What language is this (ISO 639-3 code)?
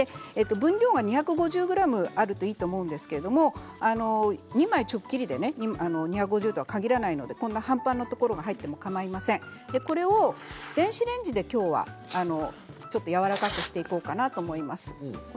jpn